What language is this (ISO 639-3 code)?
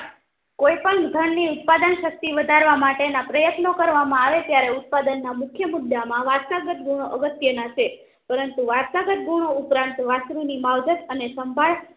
guj